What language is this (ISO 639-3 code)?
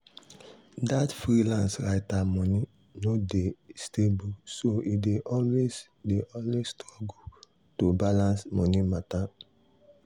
pcm